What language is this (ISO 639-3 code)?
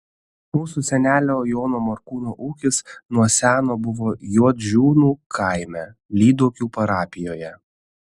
lit